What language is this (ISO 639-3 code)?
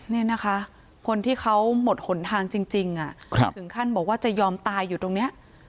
tha